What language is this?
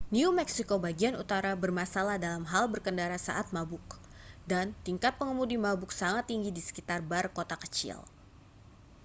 Indonesian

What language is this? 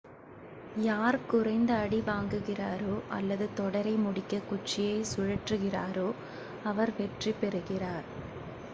Tamil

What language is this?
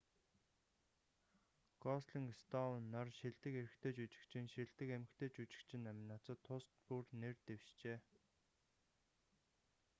Mongolian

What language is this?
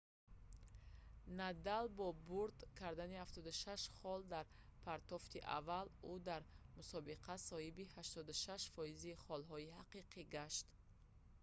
Tajik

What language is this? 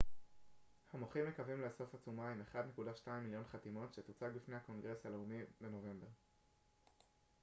Hebrew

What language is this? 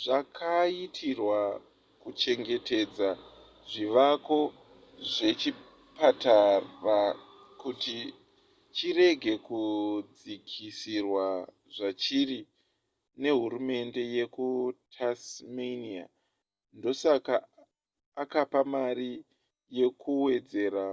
Shona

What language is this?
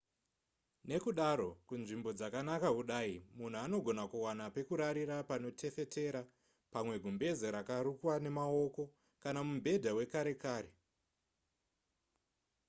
Shona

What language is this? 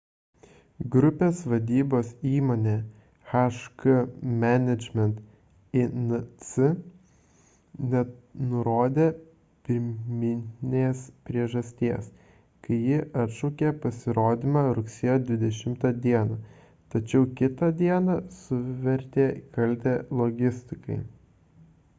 Lithuanian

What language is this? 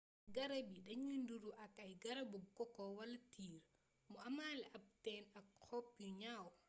Wolof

